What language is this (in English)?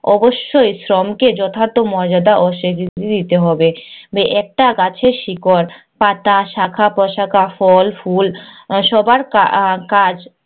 Bangla